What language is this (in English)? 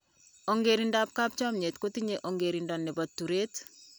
Kalenjin